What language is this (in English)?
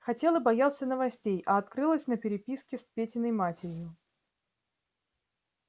Russian